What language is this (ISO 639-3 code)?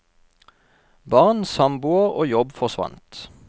nor